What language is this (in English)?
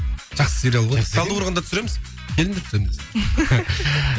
Kazakh